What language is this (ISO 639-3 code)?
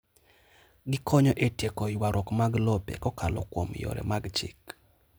luo